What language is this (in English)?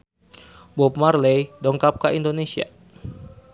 Sundanese